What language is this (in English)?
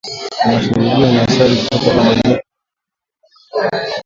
Swahili